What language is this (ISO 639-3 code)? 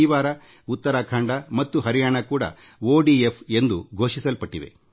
kan